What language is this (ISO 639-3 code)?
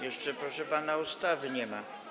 pol